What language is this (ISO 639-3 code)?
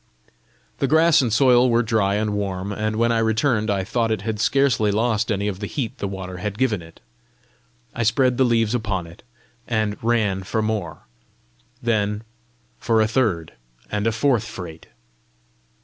eng